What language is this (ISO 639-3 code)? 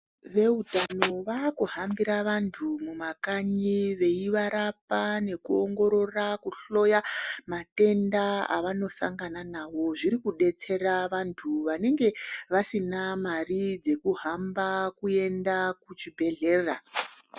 ndc